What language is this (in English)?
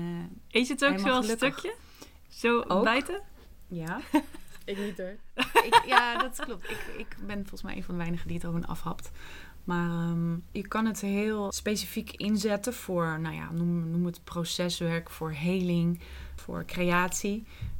Dutch